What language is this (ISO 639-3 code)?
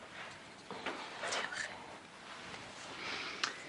cym